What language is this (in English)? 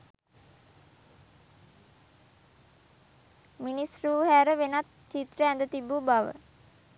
Sinhala